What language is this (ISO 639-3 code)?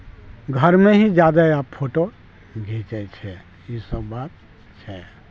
mai